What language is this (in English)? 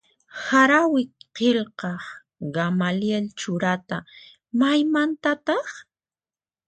Puno Quechua